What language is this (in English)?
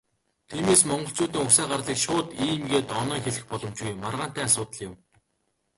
Mongolian